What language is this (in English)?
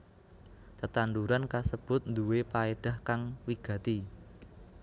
Javanese